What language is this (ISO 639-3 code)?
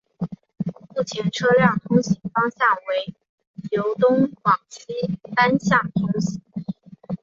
zho